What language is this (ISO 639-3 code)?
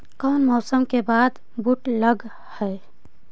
mag